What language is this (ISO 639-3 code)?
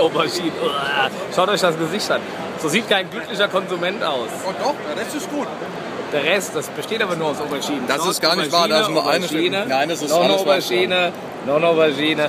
deu